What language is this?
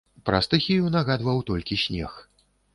Belarusian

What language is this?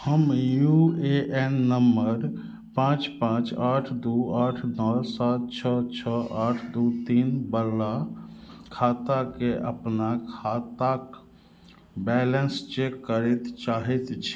Maithili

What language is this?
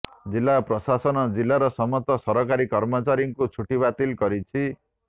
Odia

